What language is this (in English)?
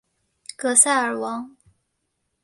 Chinese